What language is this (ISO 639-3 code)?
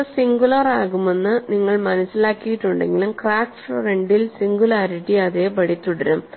mal